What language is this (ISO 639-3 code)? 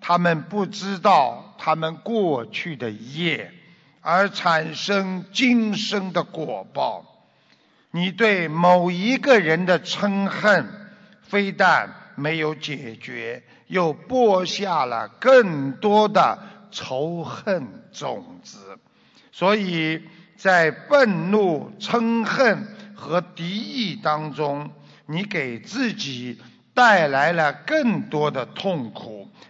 zho